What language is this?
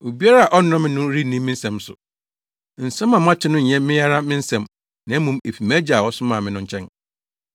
Akan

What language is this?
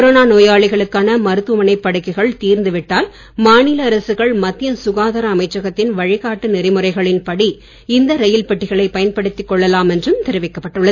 Tamil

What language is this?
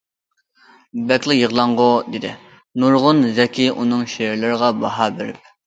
Uyghur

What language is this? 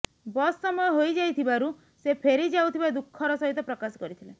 Odia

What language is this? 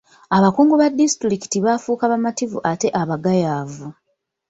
Ganda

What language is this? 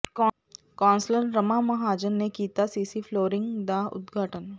Punjabi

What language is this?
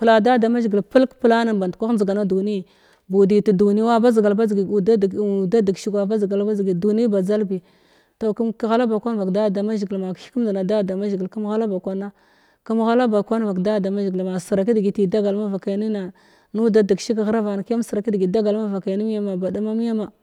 Glavda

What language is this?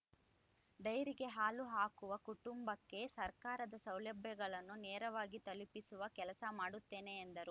Kannada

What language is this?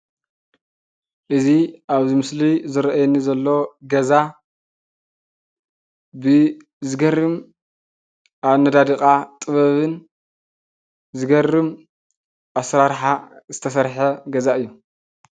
Tigrinya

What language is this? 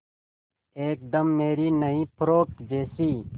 Hindi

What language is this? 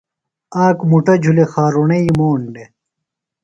Phalura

